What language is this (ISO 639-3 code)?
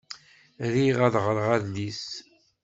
kab